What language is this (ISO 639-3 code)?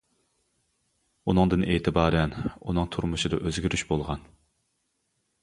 uig